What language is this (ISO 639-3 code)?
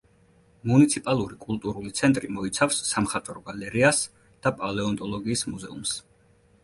kat